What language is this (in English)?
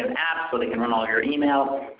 English